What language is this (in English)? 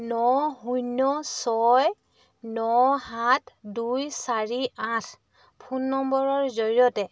Assamese